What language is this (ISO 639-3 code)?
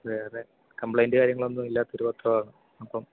mal